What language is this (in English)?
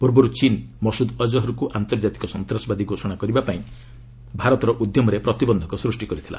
Odia